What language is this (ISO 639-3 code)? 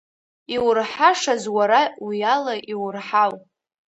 abk